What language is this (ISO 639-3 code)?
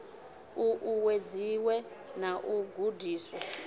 ven